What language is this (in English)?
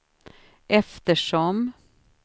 Swedish